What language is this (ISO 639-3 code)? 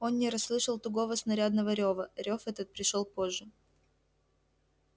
rus